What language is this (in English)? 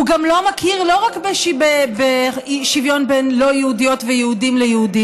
Hebrew